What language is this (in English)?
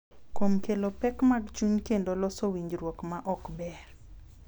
Luo (Kenya and Tanzania)